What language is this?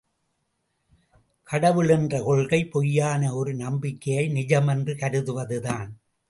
Tamil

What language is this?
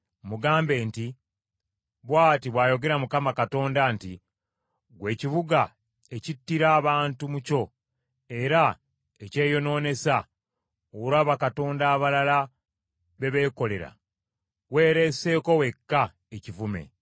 Ganda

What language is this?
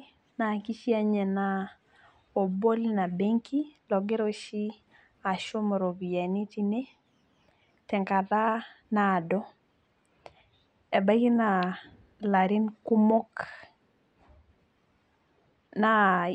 Masai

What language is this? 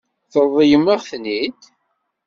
Kabyle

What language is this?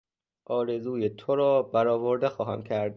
Persian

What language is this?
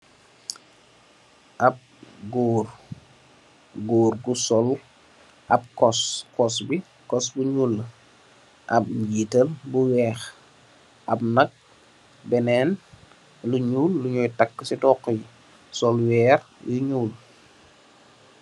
Wolof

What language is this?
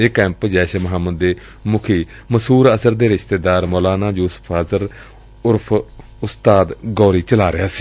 Punjabi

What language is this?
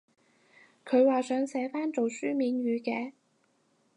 Cantonese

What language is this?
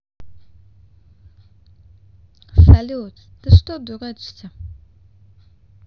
Russian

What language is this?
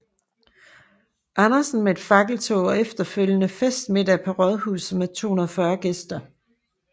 Danish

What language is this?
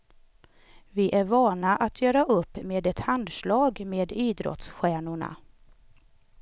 Swedish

